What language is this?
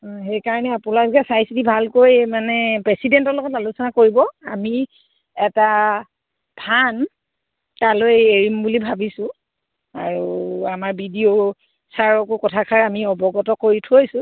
Assamese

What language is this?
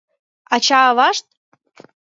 Mari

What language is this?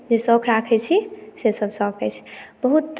Maithili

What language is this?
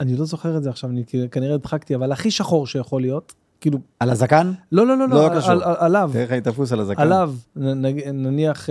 Hebrew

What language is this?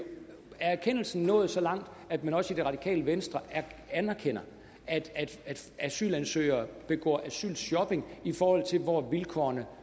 Danish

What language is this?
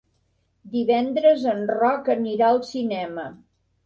Catalan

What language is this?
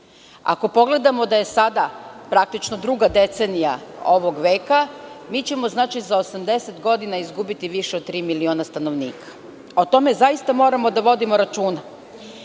Serbian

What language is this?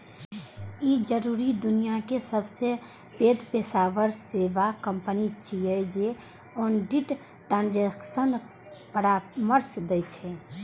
Maithili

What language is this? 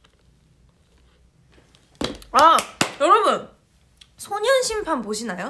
Korean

